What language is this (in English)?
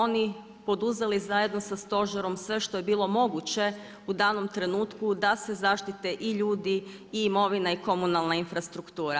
Croatian